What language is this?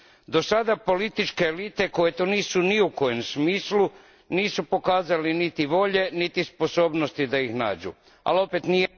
Croatian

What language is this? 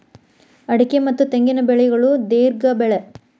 Kannada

